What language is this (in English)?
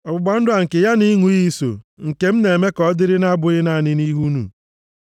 Igbo